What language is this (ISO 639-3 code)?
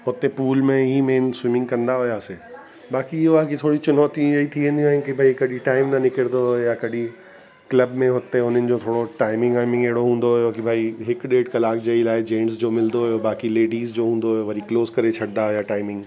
snd